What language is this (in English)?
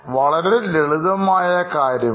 Malayalam